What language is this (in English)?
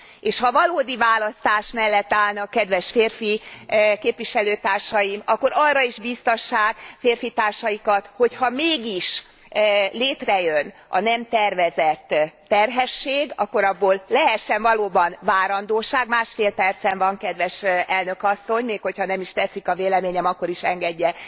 Hungarian